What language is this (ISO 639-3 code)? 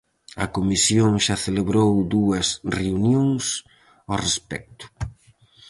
glg